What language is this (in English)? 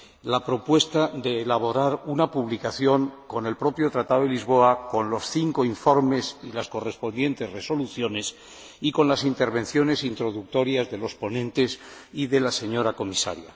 Spanish